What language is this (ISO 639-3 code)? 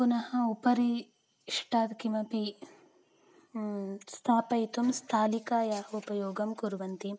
san